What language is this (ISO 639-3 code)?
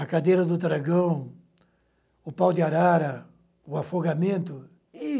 por